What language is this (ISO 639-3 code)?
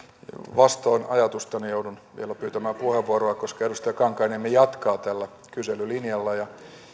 fin